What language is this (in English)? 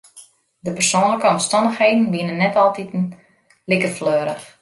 Western Frisian